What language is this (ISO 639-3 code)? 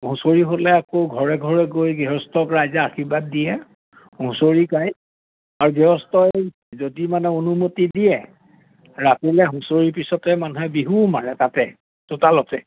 asm